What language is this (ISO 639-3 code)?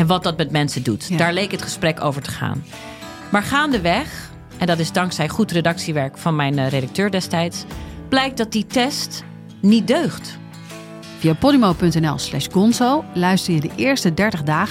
nld